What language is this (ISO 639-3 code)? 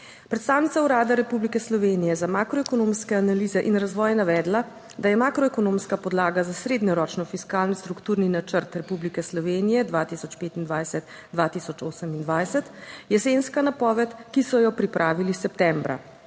slv